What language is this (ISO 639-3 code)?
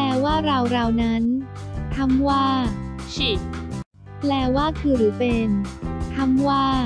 tha